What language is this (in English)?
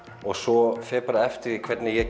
Icelandic